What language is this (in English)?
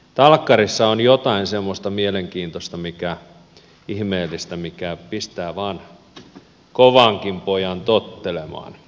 Finnish